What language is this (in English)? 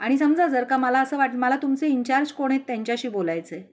Marathi